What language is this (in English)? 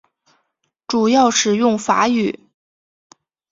Chinese